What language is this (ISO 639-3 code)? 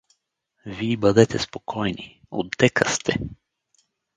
bul